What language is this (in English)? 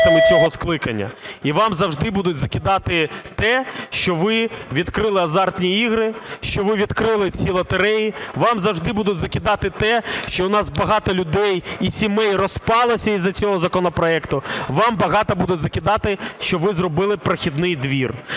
Ukrainian